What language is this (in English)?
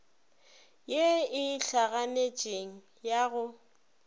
Northern Sotho